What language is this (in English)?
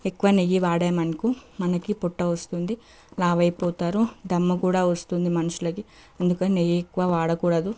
Telugu